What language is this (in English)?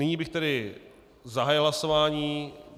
Czech